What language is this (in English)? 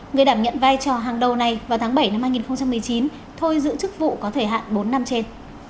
Vietnamese